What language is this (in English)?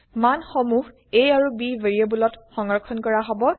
Assamese